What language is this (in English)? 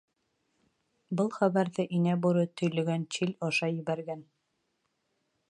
Bashkir